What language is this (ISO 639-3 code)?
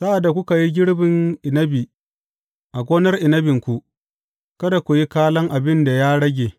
hau